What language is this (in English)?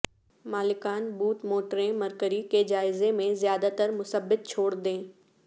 Urdu